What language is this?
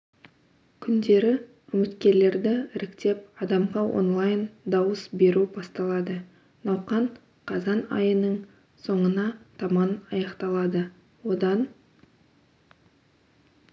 Kazakh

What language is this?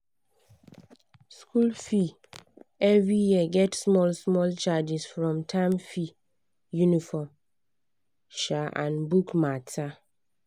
Nigerian Pidgin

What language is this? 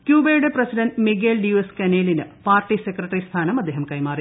Malayalam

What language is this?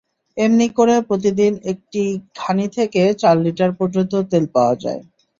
Bangla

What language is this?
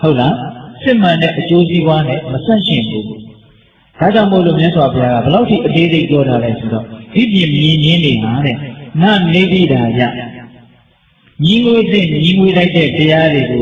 Vietnamese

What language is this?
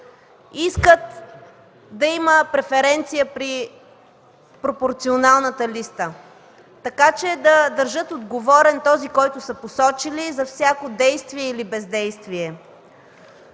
Bulgarian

